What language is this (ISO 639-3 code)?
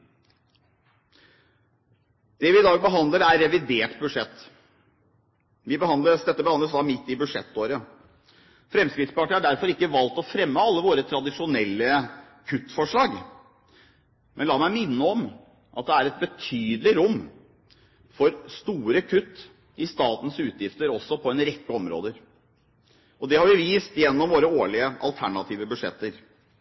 nob